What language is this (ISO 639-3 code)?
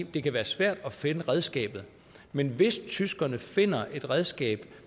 dan